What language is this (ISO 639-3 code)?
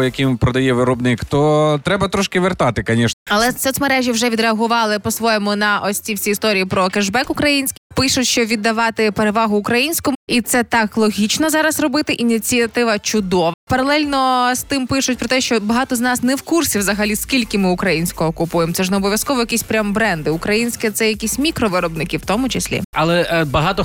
ukr